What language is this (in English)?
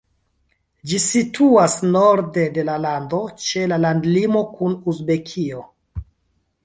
Esperanto